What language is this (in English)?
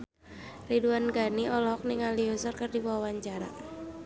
Sundanese